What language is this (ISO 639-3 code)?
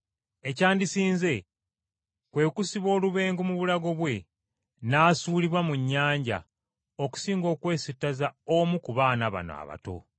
lug